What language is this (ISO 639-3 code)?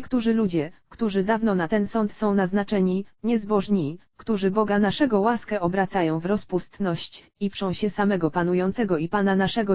pol